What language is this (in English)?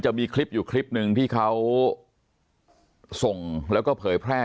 Thai